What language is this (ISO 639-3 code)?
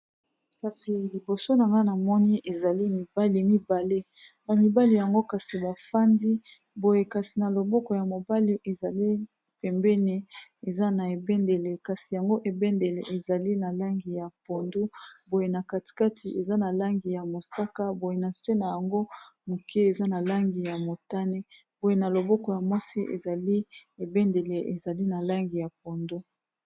lin